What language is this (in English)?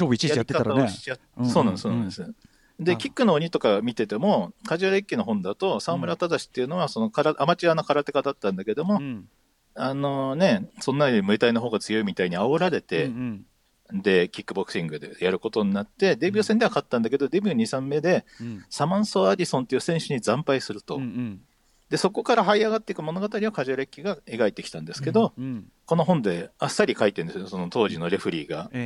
Japanese